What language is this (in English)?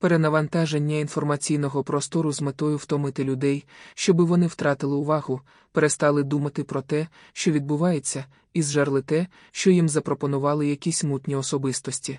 Ukrainian